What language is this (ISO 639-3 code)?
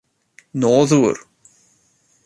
cym